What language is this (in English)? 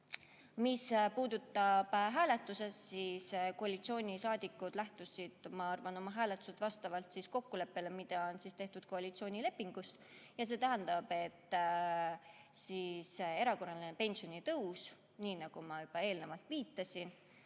Estonian